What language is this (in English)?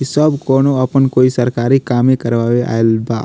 Bhojpuri